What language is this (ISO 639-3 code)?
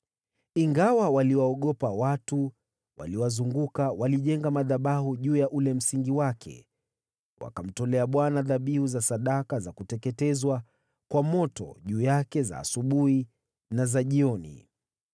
swa